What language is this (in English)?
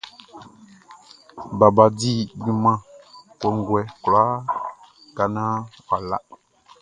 Baoulé